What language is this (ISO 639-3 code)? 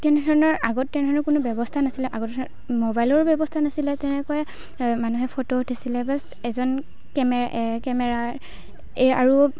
asm